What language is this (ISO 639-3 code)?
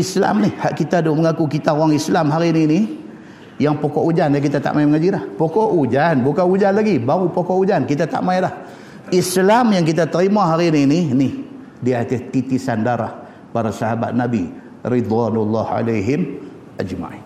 msa